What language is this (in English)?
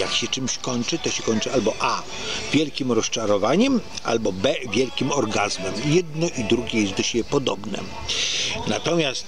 Polish